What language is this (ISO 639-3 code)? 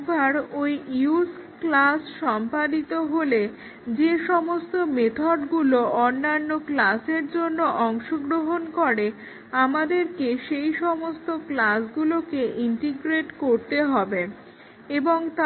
ben